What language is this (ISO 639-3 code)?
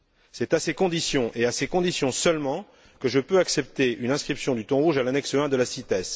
fra